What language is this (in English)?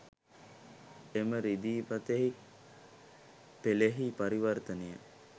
Sinhala